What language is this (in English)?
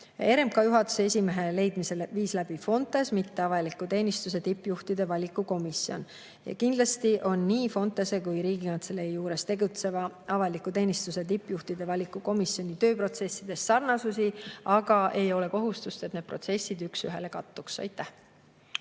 Estonian